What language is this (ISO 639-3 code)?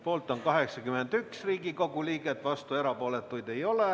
est